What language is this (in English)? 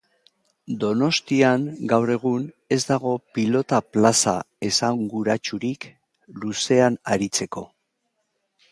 Basque